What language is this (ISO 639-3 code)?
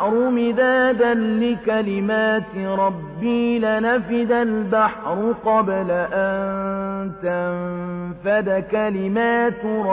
ara